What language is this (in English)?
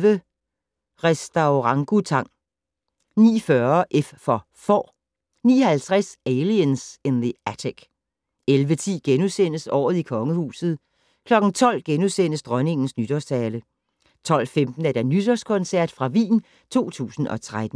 Danish